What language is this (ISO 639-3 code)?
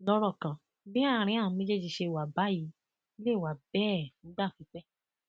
yor